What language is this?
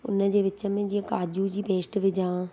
Sindhi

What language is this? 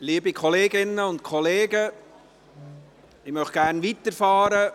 Swiss German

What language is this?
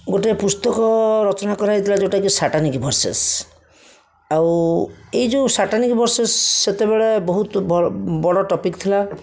Odia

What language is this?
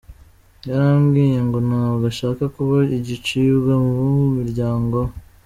Kinyarwanda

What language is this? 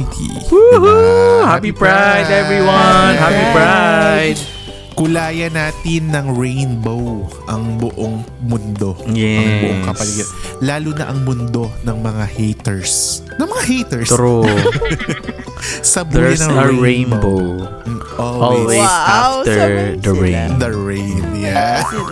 Filipino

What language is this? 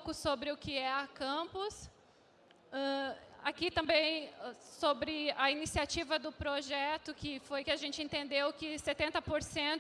Portuguese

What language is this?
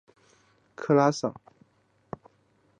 Chinese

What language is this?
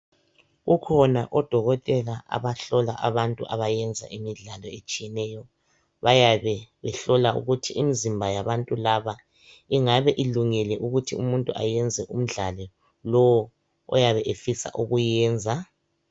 North Ndebele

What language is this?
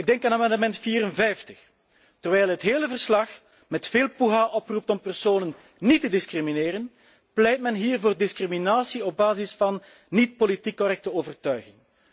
Dutch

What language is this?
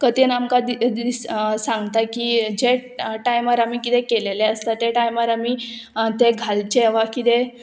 Konkani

